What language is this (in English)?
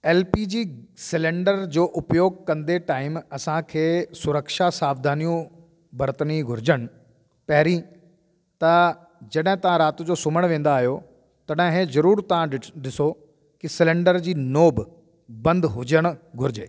Sindhi